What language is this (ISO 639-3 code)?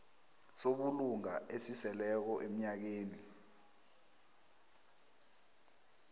nbl